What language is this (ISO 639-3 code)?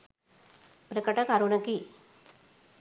sin